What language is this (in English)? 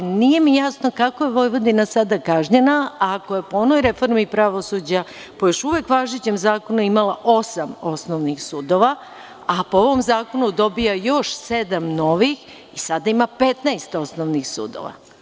Serbian